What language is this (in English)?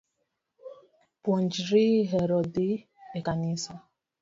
Luo (Kenya and Tanzania)